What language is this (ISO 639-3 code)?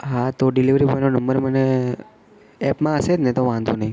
guj